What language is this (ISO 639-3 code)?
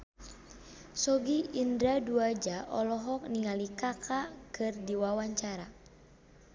sun